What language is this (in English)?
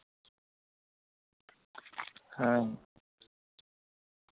Santali